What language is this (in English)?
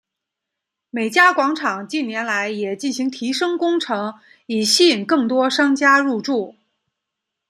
Chinese